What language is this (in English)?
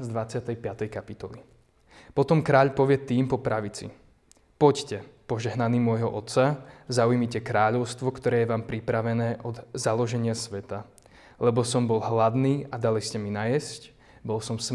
Slovak